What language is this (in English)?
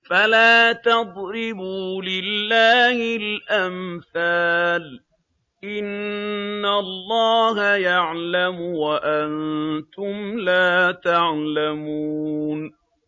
Arabic